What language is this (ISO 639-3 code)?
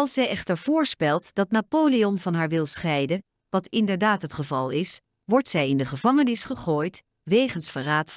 nld